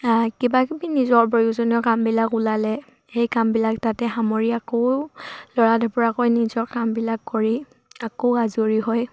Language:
Assamese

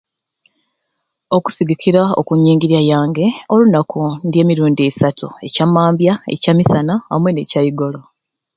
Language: Ruuli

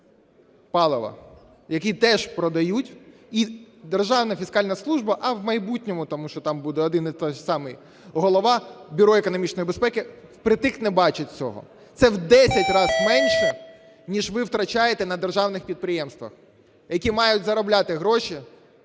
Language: Ukrainian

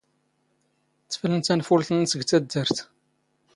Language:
Standard Moroccan Tamazight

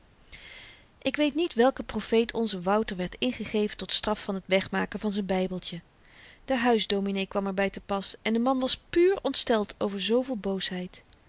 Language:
Dutch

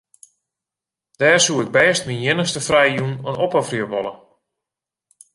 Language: Western Frisian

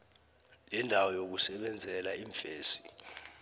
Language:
South Ndebele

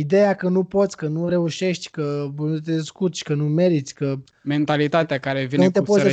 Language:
Romanian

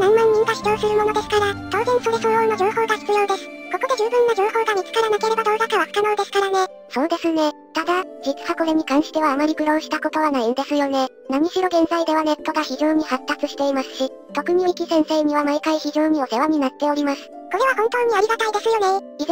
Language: Japanese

